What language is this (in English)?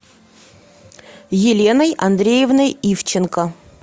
Russian